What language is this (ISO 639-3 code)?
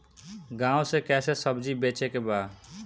bho